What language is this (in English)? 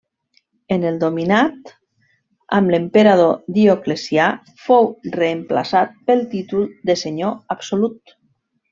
Catalan